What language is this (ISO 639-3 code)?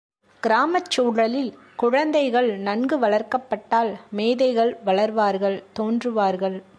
tam